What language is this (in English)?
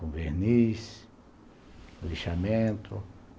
Portuguese